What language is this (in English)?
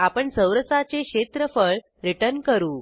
Marathi